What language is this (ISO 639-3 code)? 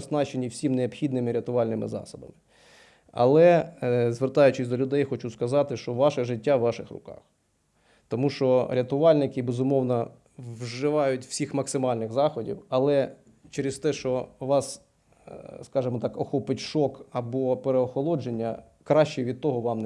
ukr